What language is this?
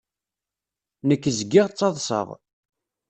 Kabyle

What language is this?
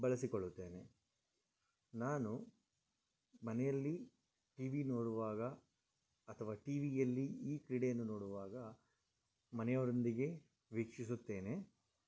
Kannada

